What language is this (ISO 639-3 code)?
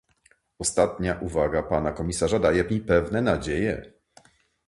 pol